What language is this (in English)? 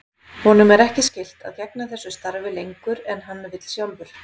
Icelandic